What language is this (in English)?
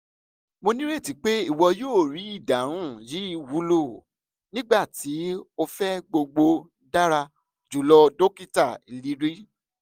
Yoruba